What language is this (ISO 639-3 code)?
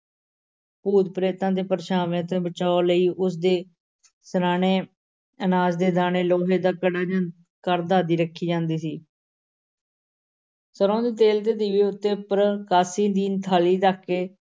pan